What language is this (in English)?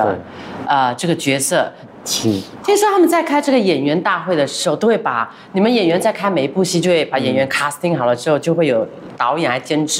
Chinese